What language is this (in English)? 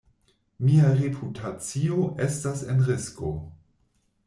Esperanto